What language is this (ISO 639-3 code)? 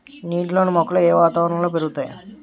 tel